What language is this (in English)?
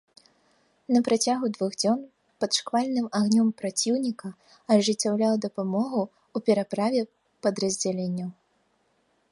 Belarusian